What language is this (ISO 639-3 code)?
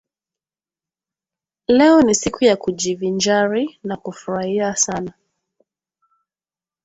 swa